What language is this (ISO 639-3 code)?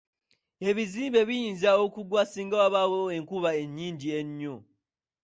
lug